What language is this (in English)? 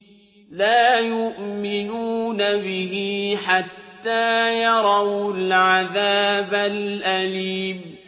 Arabic